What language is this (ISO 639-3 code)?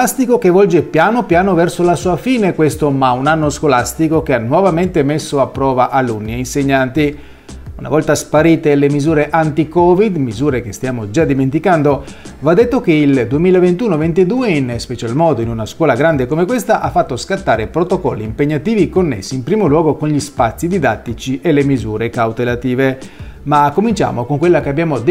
ita